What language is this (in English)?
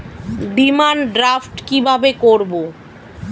Bangla